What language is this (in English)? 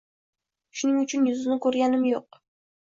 Uzbek